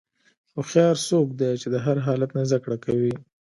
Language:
Pashto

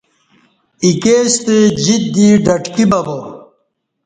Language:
Kati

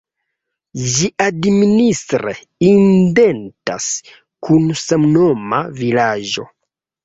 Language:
Esperanto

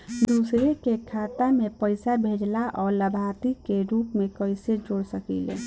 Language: Bhojpuri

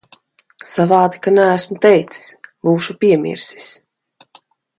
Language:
Latvian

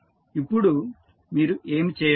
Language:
Telugu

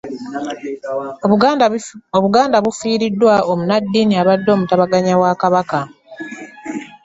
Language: Ganda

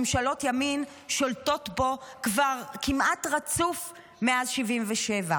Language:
Hebrew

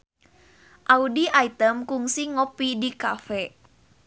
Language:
Sundanese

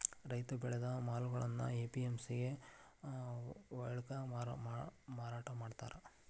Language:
Kannada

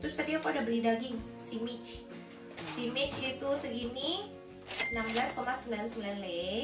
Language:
Indonesian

